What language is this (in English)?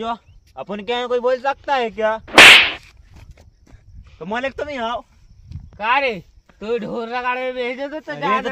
Hindi